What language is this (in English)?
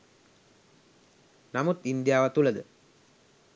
Sinhala